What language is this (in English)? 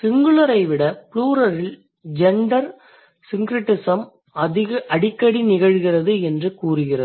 Tamil